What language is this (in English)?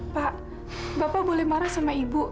Indonesian